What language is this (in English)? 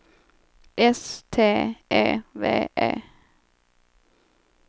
Swedish